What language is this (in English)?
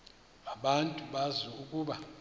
Xhosa